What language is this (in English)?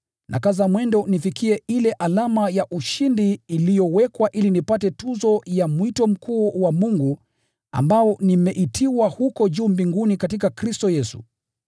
Swahili